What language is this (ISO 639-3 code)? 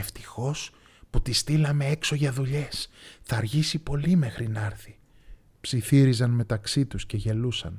ell